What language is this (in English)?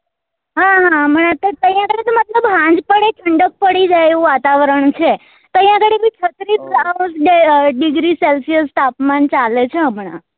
Gujarati